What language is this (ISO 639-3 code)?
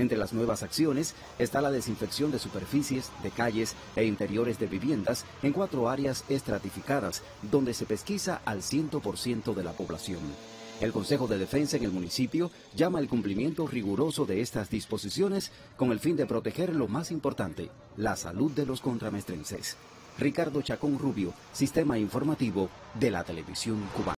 spa